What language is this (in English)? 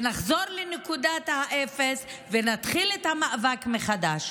Hebrew